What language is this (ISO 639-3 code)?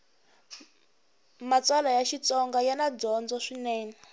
tso